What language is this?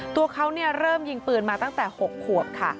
Thai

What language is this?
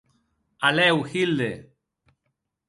Occitan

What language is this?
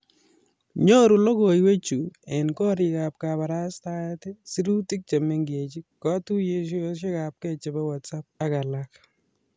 Kalenjin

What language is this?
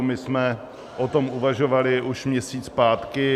Czech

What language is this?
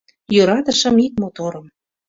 Mari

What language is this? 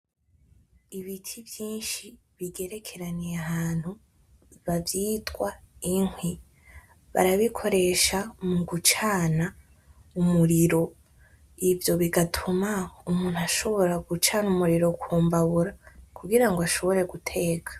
Rundi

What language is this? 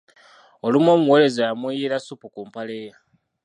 Ganda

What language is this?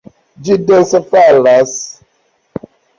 Esperanto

